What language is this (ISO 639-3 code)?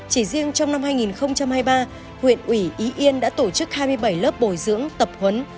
vie